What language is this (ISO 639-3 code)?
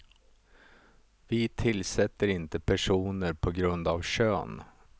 swe